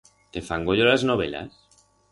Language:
Aragonese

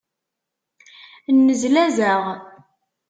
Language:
Kabyle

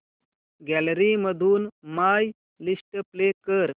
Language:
Marathi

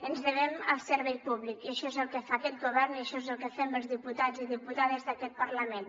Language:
Catalan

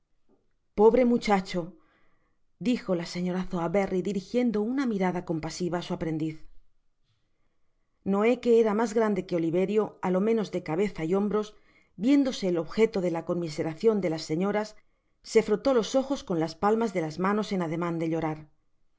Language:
Spanish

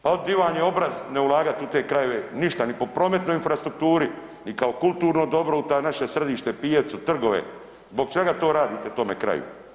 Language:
Croatian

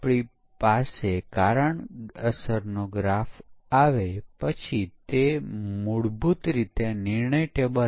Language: Gujarati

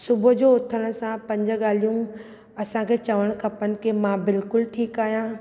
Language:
Sindhi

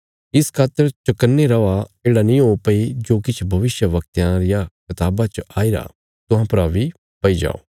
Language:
Bilaspuri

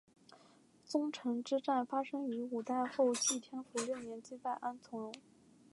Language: Chinese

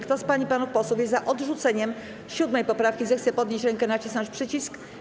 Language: Polish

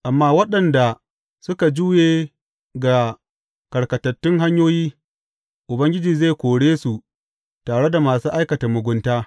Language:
Hausa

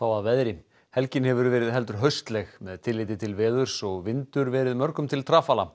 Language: Icelandic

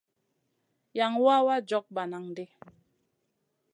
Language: Masana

